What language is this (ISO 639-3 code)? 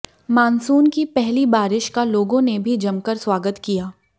hin